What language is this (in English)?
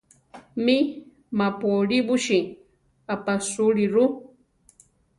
Central Tarahumara